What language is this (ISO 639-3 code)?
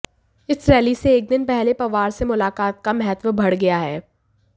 hin